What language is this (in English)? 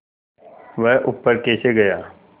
Hindi